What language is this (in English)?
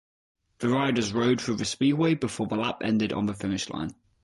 English